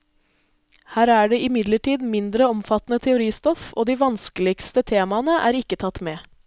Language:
Norwegian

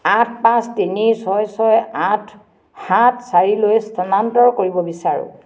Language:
Assamese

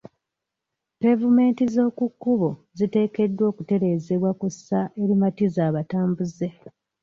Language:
Ganda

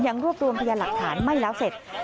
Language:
Thai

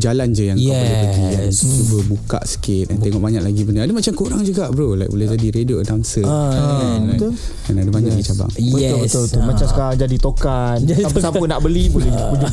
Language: Malay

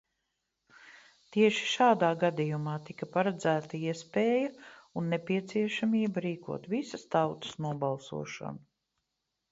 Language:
Latvian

